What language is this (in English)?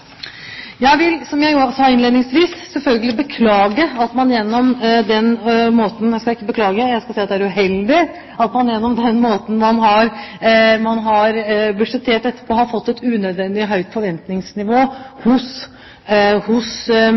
Norwegian Bokmål